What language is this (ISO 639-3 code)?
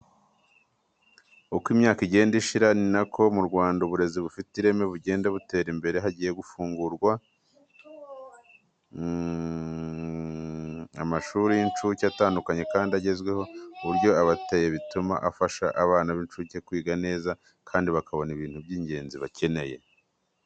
kin